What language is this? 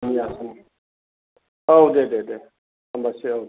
Bodo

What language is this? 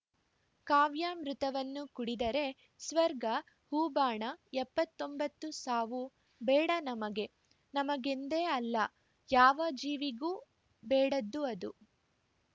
Kannada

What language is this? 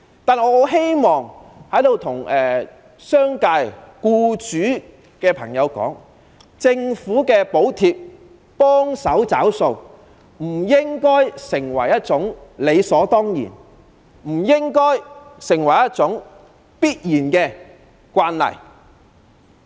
Cantonese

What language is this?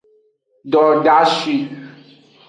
Aja (Benin)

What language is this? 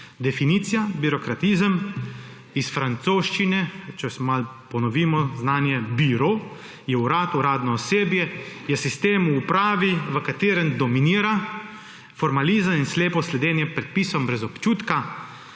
Slovenian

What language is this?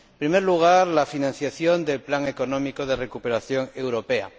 Spanish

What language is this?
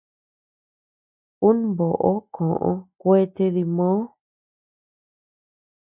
Tepeuxila Cuicatec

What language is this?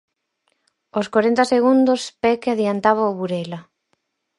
Galician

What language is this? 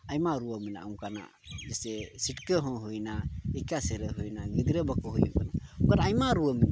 Santali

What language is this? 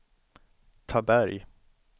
Swedish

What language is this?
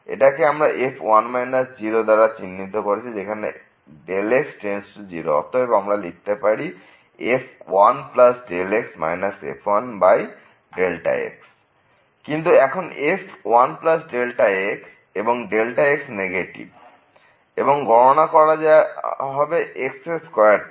Bangla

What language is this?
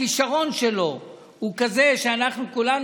Hebrew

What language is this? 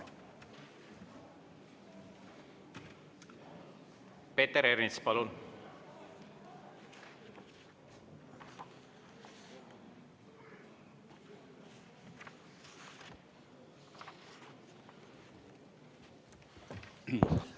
Estonian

